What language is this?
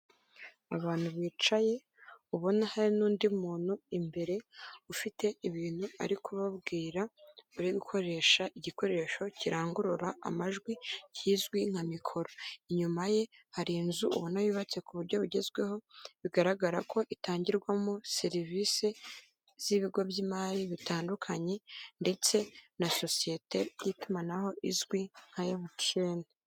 Kinyarwanda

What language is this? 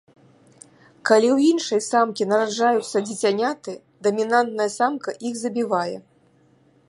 Belarusian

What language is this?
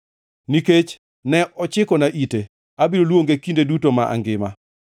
Luo (Kenya and Tanzania)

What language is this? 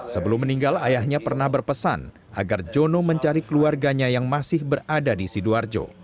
Indonesian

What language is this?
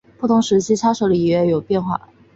Chinese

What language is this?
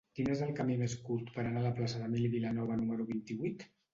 Catalan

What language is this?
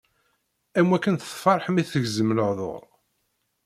Kabyle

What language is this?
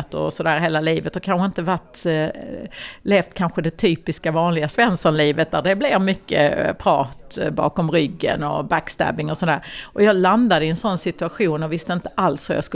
Swedish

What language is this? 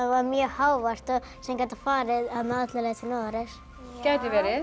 Icelandic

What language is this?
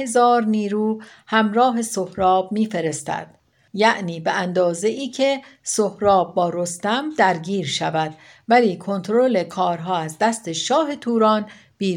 Persian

